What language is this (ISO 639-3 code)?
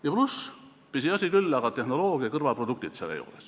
est